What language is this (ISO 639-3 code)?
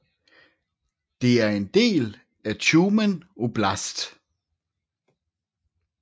dan